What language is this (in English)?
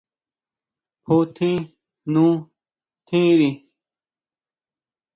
Huautla Mazatec